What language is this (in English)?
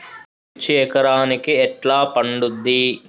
Telugu